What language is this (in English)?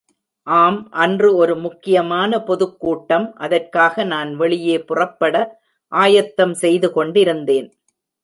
Tamil